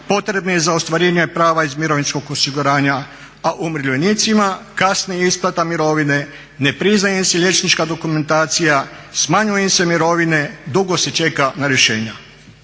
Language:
Croatian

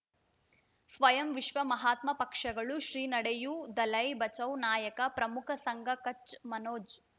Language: Kannada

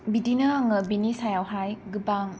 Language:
Bodo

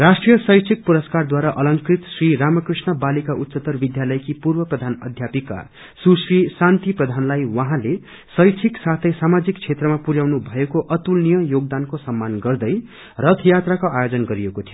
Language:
Nepali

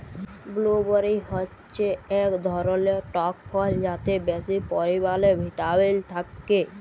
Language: Bangla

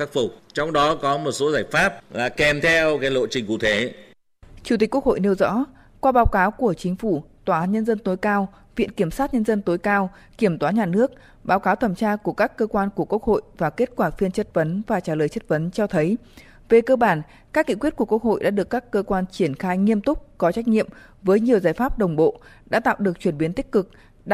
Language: Vietnamese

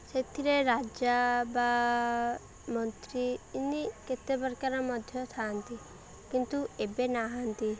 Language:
Odia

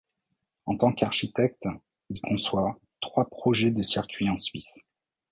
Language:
French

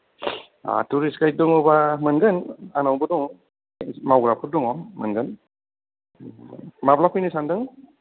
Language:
Bodo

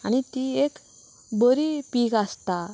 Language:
Konkani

